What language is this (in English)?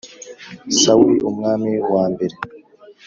Kinyarwanda